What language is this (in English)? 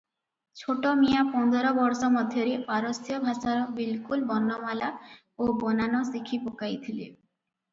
Odia